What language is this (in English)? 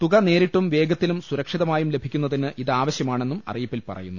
Malayalam